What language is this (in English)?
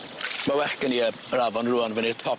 Welsh